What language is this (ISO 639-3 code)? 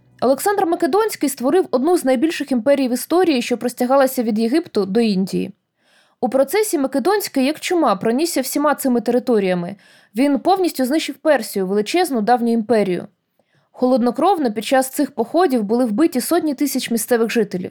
ukr